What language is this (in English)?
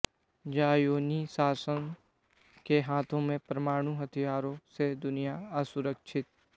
Hindi